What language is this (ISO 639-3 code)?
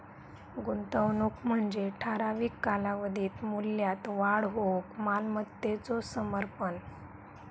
mar